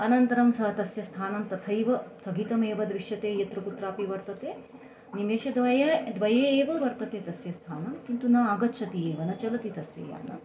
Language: Sanskrit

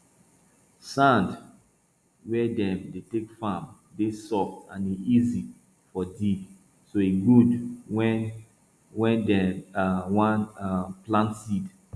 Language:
Nigerian Pidgin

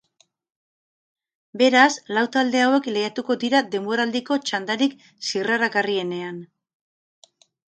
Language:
Basque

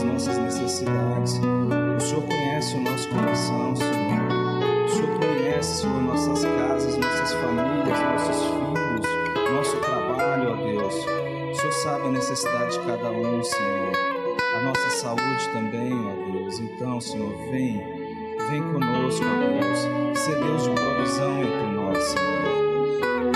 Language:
Portuguese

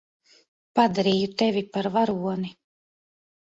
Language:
Latvian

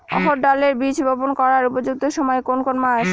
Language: Bangla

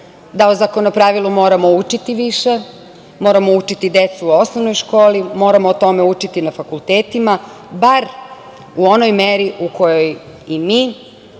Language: Serbian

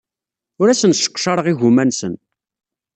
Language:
Kabyle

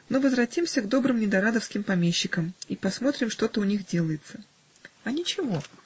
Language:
Russian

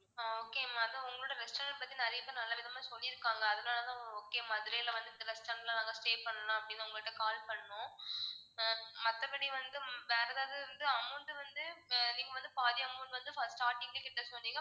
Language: Tamil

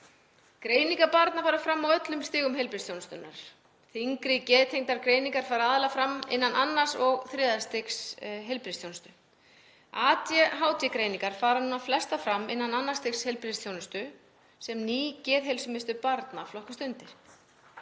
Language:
Icelandic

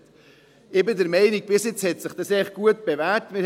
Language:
Swiss German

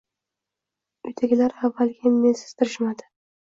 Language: Uzbek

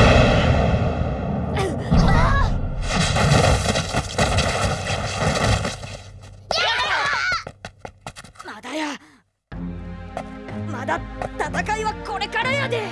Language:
Japanese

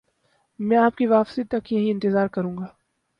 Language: Urdu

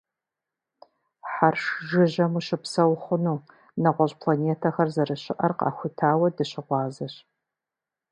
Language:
Kabardian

